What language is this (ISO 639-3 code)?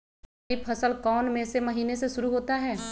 mag